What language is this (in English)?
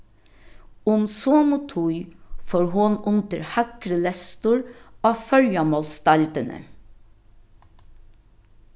Faroese